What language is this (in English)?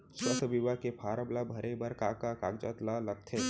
Chhattisgarhi